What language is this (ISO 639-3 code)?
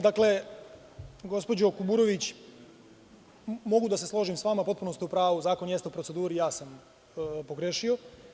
srp